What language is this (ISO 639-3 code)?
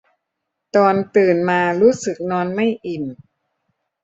tha